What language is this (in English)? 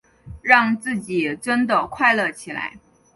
Chinese